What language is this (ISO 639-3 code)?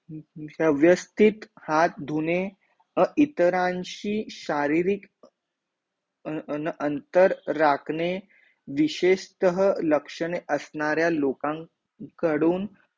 mar